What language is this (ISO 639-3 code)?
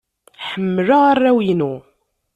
kab